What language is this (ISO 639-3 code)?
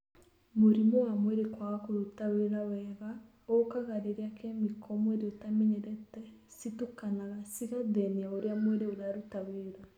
kik